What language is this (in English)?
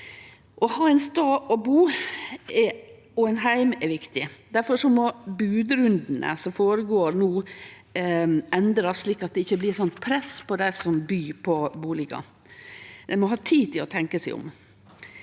Norwegian